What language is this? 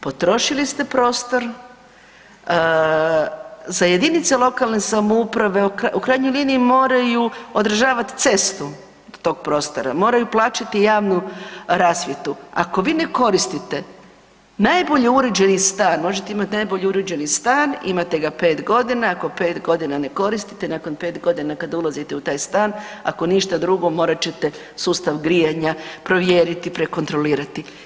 Croatian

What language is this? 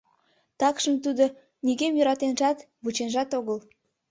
Mari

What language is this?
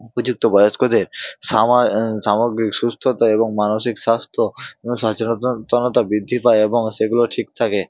Bangla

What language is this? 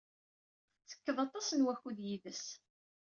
Kabyle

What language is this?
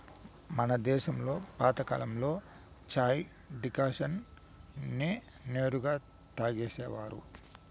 Telugu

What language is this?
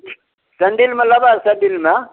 Maithili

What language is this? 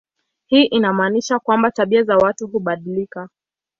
Swahili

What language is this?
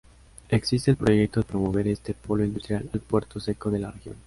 Spanish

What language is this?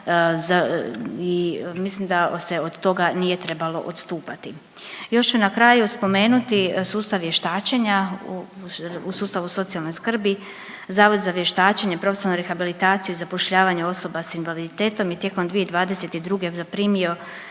Croatian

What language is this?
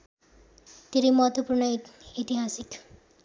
Nepali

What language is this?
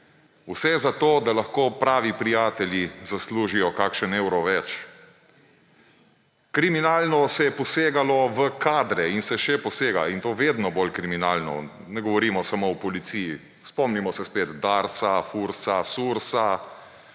Slovenian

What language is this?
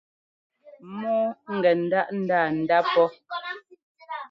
Ngomba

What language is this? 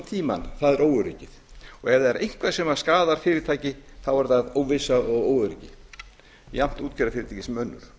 Icelandic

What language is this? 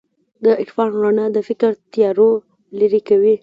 Pashto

